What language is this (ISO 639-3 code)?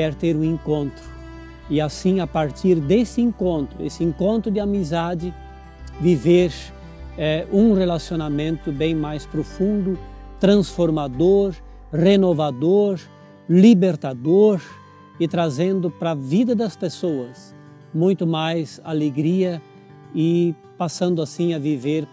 por